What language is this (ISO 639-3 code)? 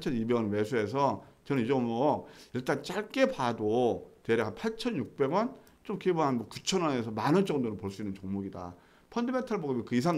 kor